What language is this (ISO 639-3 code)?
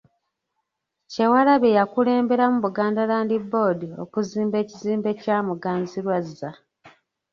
lug